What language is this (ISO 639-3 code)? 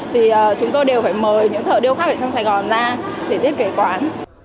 vie